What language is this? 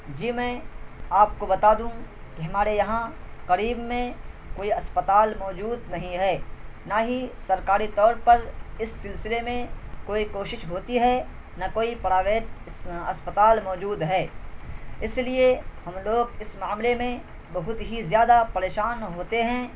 Urdu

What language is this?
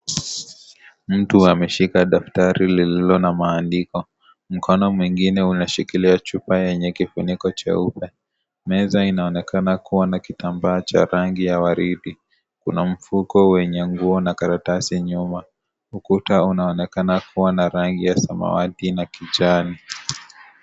Swahili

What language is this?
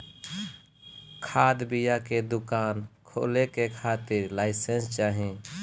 Bhojpuri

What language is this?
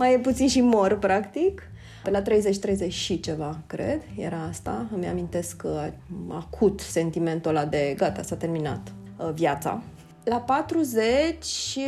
Romanian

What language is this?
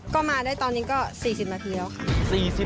Thai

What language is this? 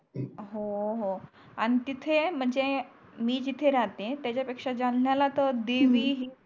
Marathi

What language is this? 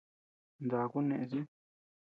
Tepeuxila Cuicatec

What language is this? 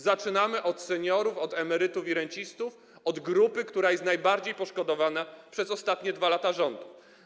Polish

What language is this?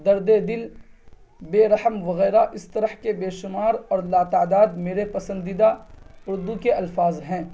Urdu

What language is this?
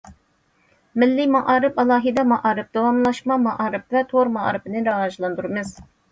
Uyghur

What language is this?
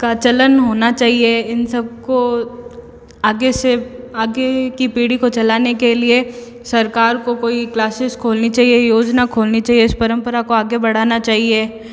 Hindi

